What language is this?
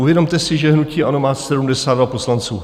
Czech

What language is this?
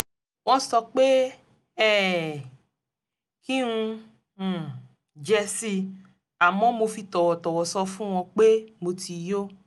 Yoruba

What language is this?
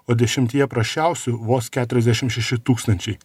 Lithuanian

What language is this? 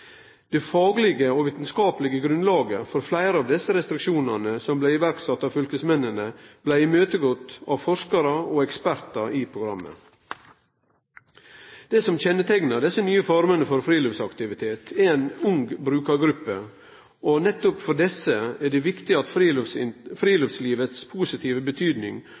Norwegian Nynorsk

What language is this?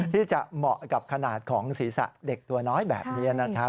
Thai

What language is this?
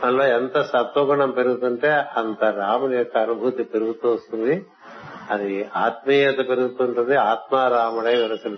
Telugu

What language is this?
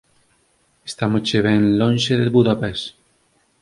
Galician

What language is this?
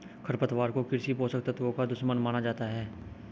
Hindi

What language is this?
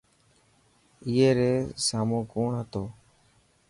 Dhatki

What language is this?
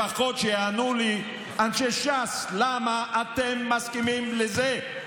Hebrew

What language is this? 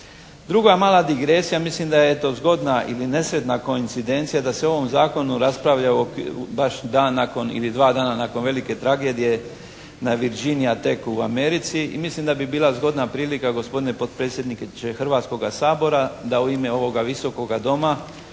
Croatian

